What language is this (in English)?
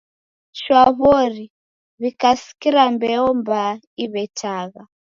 Taita